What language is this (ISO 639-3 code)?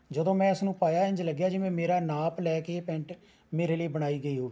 pan